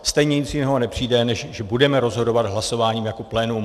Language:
Czech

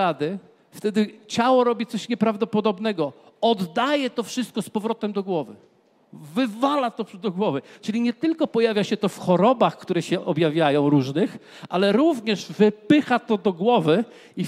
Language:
Polish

